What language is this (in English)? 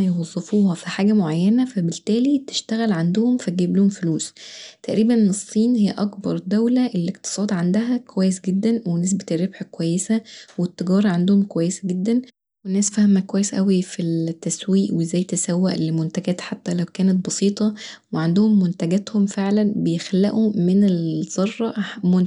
Egyptian Arabic